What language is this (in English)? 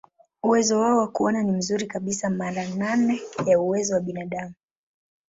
Swahili